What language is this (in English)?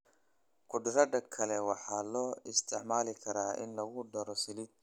Somali